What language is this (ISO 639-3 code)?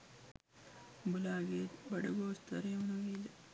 sin